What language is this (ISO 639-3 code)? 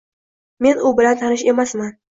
uzb